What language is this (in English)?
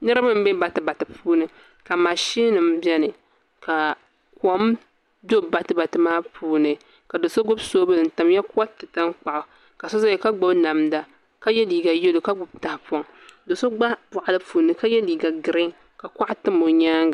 Dagbani